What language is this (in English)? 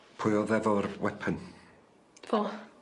Welsh